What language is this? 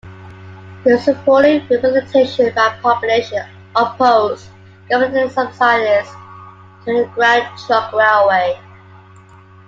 English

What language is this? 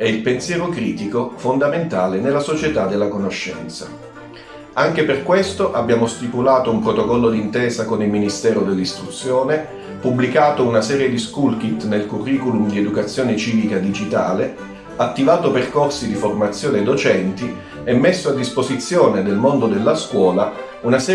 Italian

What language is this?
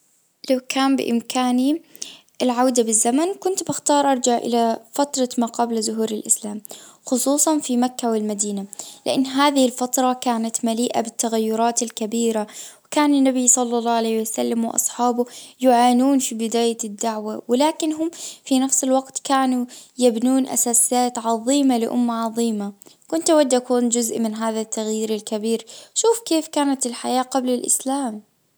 Najdi Arabic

